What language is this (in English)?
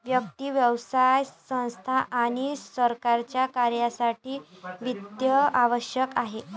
Marathi